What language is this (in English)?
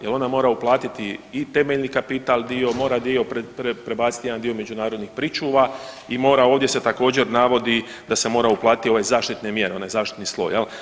Croatian